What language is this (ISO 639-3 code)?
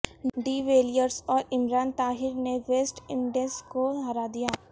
urd